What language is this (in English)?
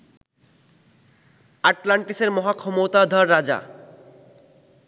Bangla